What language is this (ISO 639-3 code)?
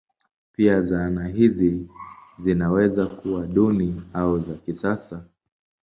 swa